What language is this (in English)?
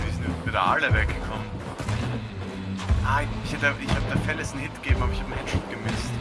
German